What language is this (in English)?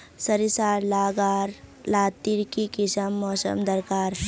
Magahi